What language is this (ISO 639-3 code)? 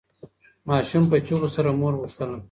pus